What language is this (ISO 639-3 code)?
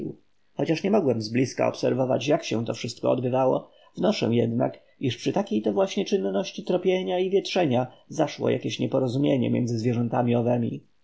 pol